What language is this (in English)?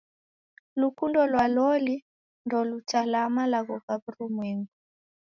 Taita